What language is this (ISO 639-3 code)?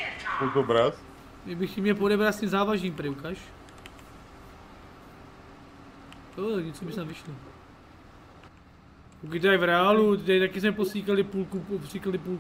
ces